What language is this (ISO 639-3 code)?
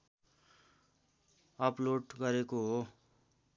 nep